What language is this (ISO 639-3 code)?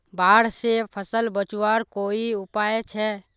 mag